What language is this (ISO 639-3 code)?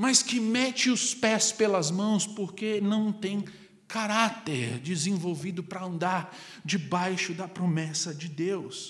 por